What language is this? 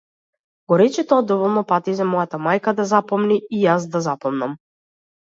Macedonian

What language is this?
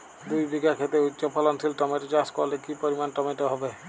Bangla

